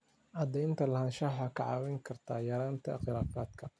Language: Somali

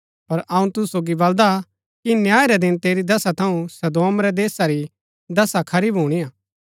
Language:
Gaddi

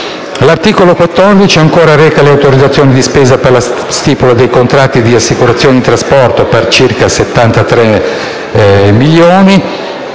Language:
Italian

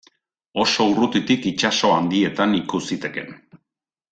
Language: Basque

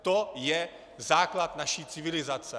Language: Czech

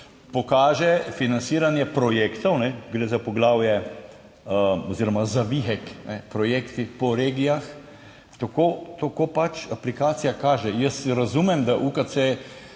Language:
Slovenian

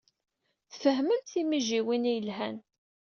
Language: Kabyle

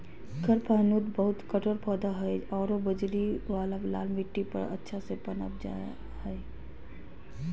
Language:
Magahi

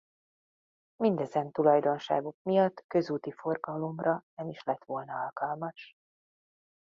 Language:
Hungarian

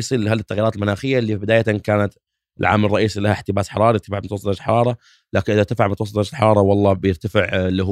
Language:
Arabic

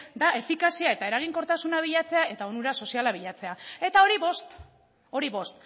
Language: Basque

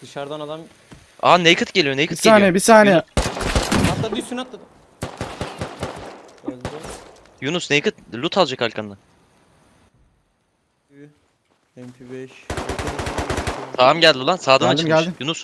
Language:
Turkish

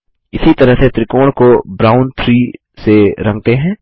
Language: Hindi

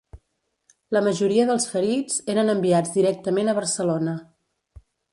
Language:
Catalan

